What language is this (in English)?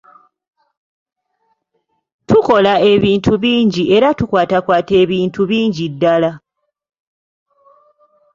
Ganda